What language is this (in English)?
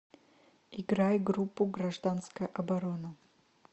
Russian